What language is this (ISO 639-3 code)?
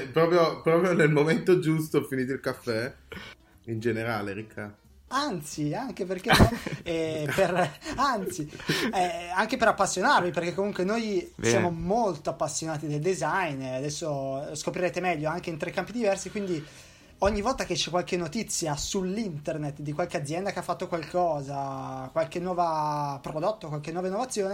ita